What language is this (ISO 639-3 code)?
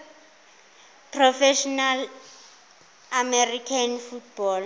zul